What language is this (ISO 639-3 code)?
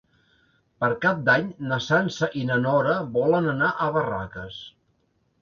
cat